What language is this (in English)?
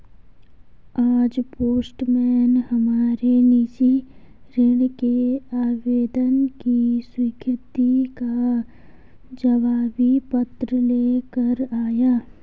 Hindi